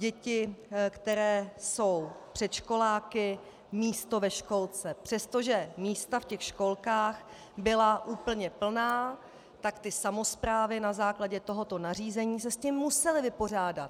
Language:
Czech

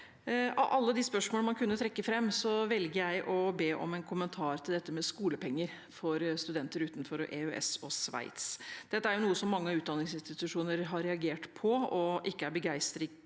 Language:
Norwegian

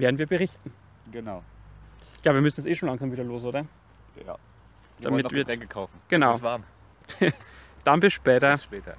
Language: German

